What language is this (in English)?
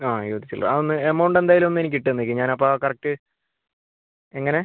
Malayalam